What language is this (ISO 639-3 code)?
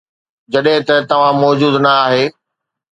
snd